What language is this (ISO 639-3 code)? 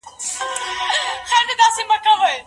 pus